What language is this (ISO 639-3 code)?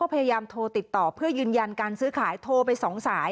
tha